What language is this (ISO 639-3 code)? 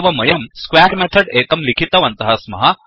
san